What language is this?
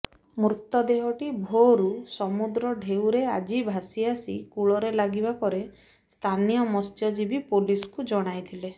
Odia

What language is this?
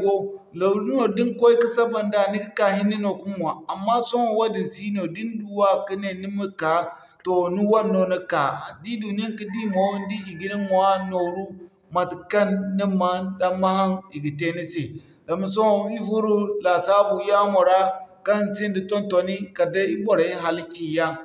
Zarma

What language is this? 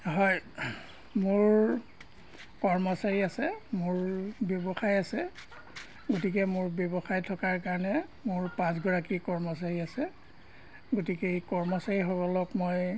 Assamese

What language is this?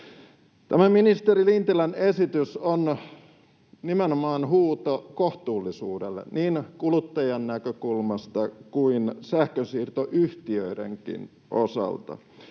Finnish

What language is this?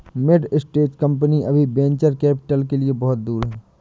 Hindi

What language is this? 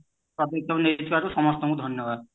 Odia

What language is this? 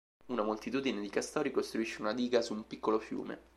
Italian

